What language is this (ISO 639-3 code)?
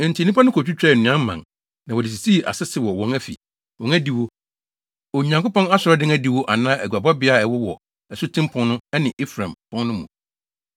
aka